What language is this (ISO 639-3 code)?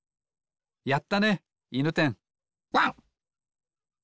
jpn